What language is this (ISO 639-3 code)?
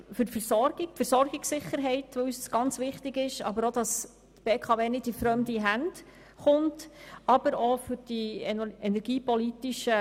gsw